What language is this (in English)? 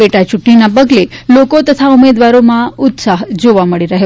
Gujarati